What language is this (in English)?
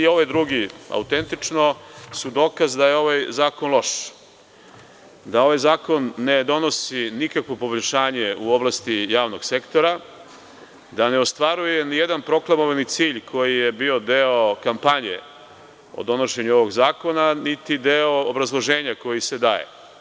Serbian